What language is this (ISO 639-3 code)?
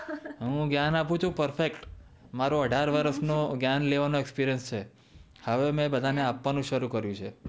guj